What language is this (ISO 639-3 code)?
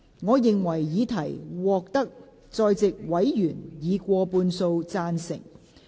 yue